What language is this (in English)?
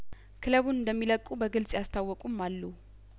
Amharic